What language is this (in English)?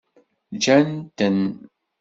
Kabyle